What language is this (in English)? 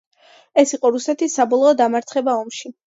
Georgian